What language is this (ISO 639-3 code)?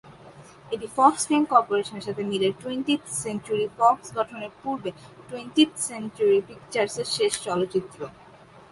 ben